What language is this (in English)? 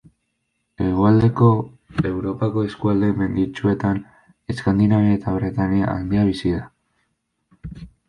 Basque